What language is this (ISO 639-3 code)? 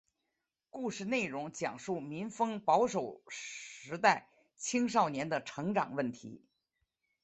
zho